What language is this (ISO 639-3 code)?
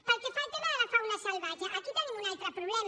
cat